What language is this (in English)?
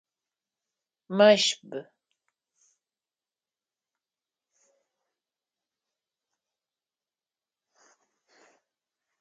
Adyghe